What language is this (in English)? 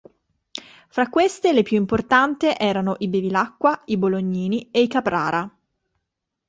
Italian